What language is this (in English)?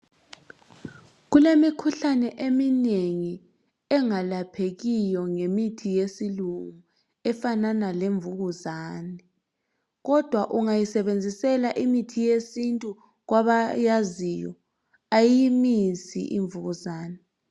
North Ndebele